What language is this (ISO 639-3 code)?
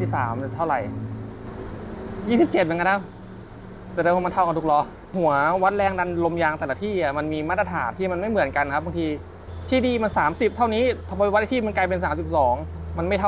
tha